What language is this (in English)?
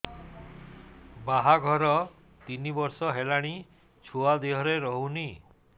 Odia